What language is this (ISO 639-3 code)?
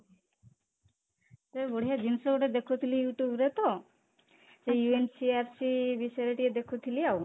ori